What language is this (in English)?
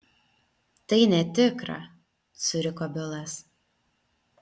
Lithuanian